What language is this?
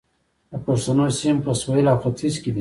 Pashto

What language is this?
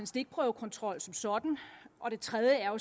Danish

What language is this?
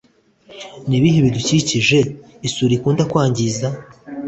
Kinyarwanda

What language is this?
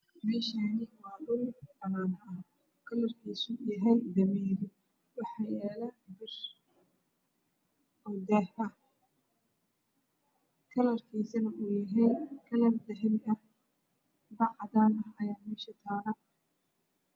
Somali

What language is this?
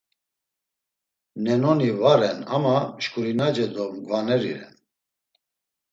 Laz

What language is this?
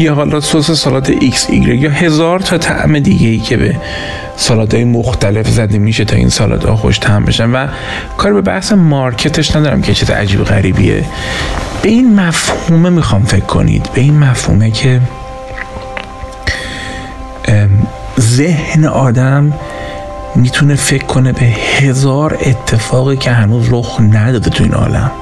Persian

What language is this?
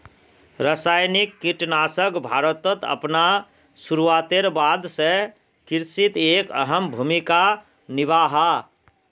Magahi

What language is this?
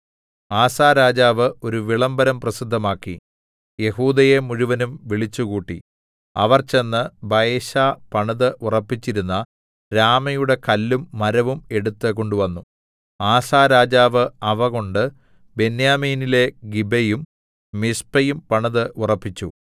Malayalam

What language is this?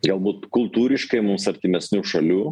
Lithuanian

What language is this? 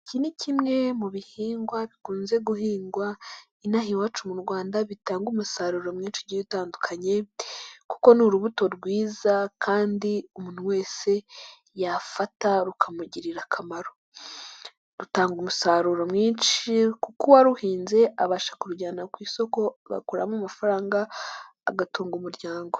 Kinyarwanda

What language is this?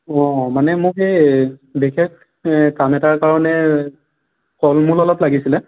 Assamese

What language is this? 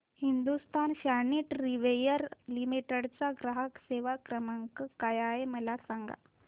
Marathi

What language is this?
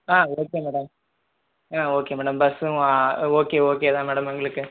Tamil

